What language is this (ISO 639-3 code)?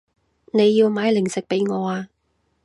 yue